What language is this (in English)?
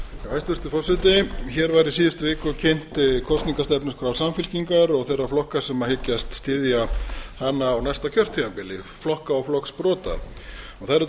Icelandic